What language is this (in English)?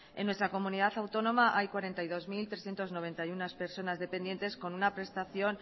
Spanish